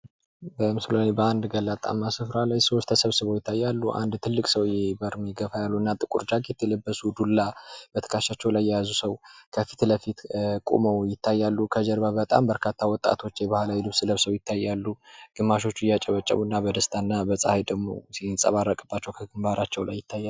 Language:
Amharic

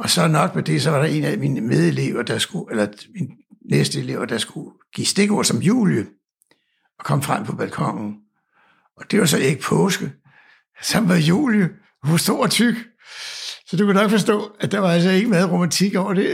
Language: Danish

